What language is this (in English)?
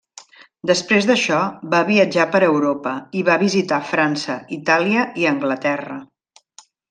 Catalan